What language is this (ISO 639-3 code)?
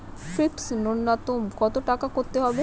ben